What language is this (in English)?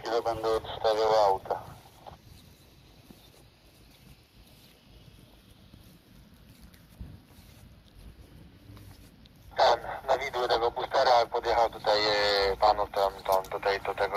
Polish